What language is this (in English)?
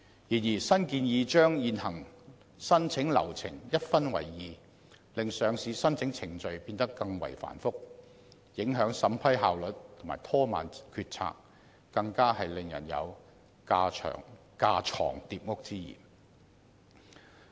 Cantonese